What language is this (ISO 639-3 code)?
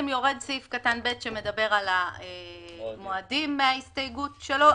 heb